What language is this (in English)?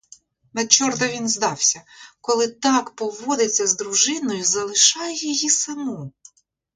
Ukrainian